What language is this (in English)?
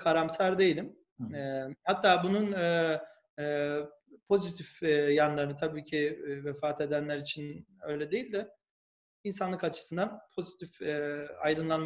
Turkish